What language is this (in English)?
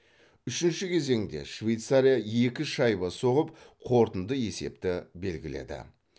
Kazakh